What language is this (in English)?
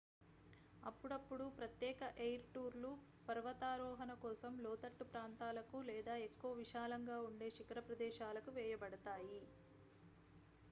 Telugu